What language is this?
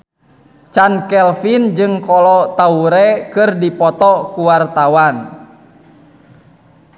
Sundanese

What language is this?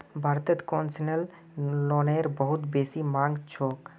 Magahi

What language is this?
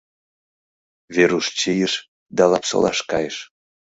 Mari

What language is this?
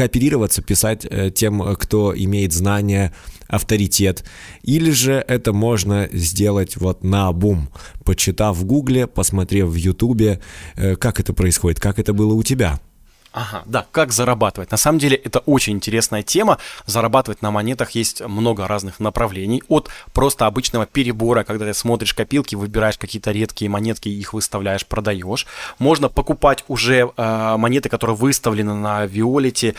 Russian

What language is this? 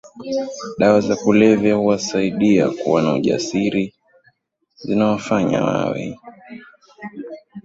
Swahili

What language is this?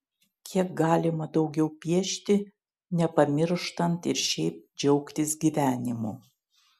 Lithuanian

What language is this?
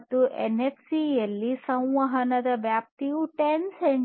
Kannada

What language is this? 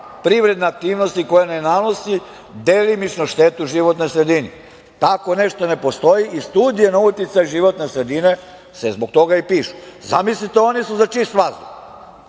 Serbian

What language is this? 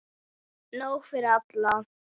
Icelandic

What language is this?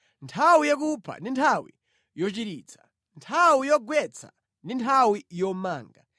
Nyanja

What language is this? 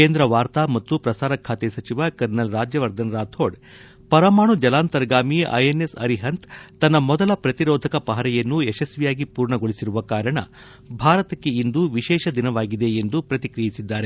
Kannada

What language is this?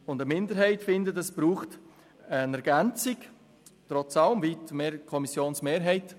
Swiss German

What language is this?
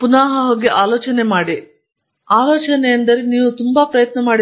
Kannada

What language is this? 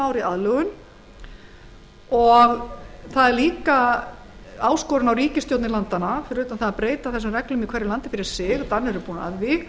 Icelandic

